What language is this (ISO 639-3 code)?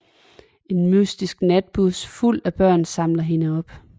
dan